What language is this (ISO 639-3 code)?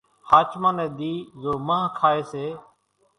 gjk